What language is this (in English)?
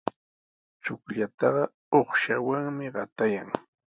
Sihuas Ancash Quechua